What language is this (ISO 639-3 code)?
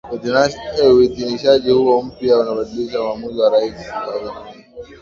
swa